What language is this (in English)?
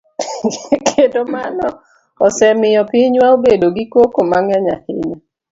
Luo (Kenya and Tanzania)